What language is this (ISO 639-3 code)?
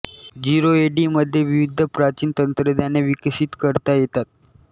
mar